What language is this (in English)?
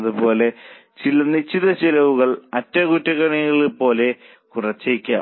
Malayalam